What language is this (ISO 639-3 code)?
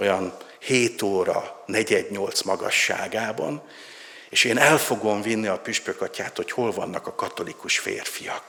hun